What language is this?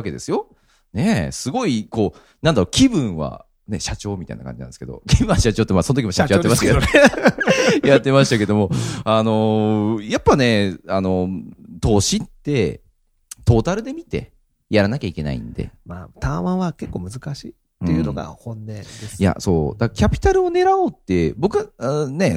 Japanese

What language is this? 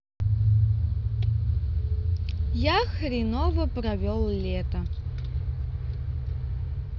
Russian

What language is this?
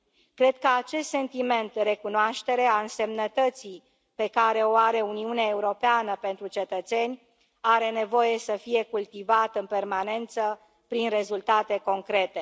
Romanian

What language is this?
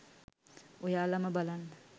Sinhala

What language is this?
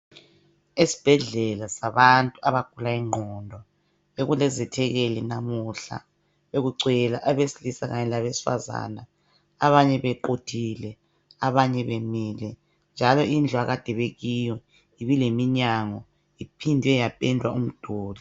North Ndebele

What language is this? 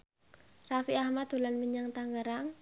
Javanese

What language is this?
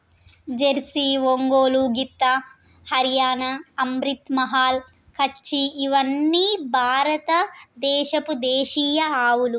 Telugu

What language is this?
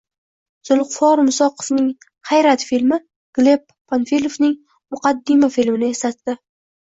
Uzbek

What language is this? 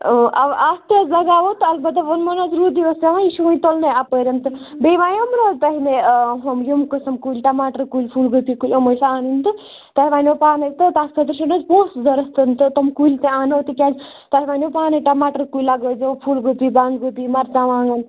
Kashmiri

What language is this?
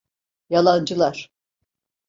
Turkish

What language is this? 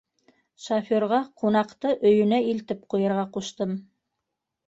Bashkir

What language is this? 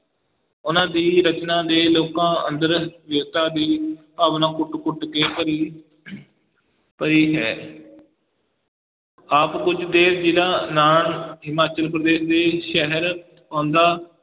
Punjabi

